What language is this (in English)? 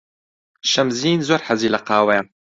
Central Kurdish